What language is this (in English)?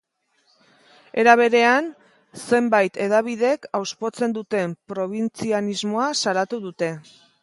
Basque